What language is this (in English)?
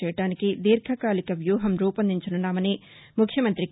Telugu